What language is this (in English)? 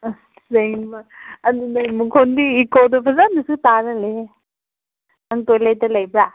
Manipuri